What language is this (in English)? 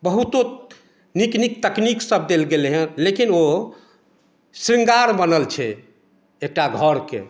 Maithili